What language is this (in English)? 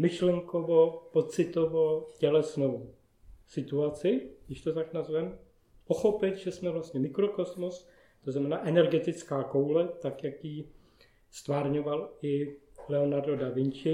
Czech